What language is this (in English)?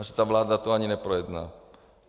Czech